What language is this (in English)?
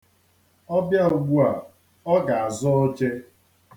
Igbo